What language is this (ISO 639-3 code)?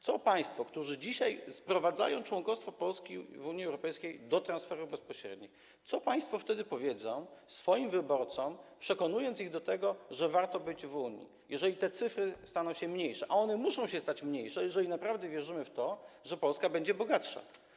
pol